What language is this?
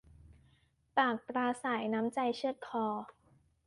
Thai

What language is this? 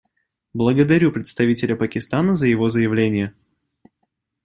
Russian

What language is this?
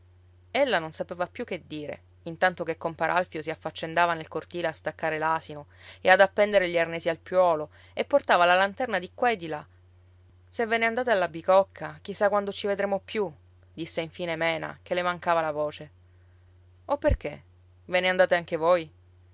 Italian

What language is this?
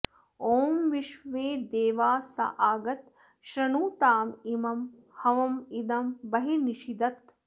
Sanskrit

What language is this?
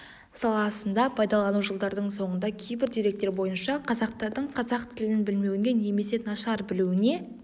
Kazakh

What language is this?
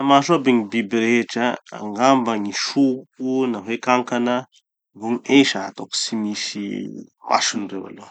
Tanosy Malagasy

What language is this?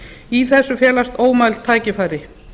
Icelandic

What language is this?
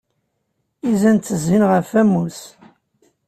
Kabyle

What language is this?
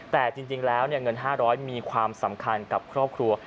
Thai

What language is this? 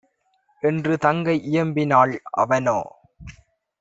Tamil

